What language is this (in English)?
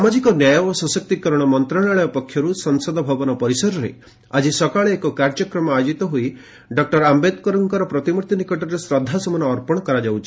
Odia